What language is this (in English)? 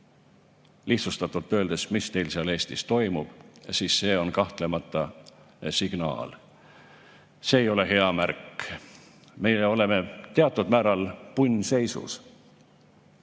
Estonian